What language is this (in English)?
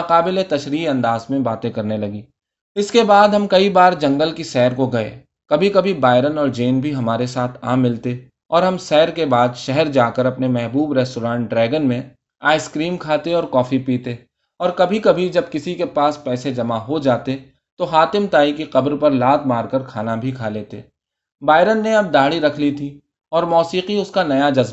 Urdu